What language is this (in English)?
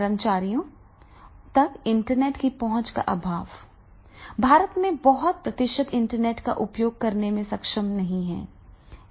Hindi